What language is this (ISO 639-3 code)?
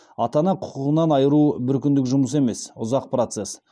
kaz